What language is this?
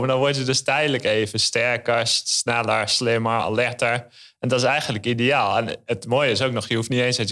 Dutch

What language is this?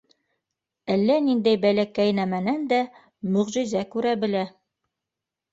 Bashkir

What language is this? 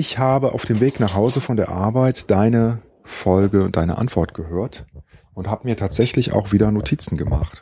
German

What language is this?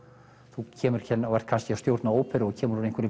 Icelandic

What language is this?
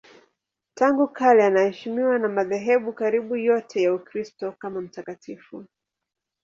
Swahili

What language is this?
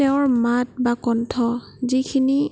Assamese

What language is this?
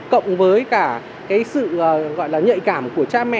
Vietnamese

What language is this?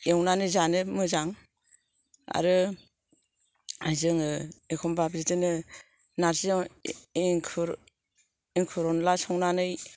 Bodo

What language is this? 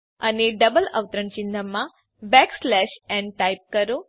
Gujarati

